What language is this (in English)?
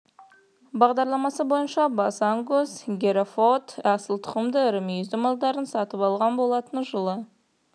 Kazakh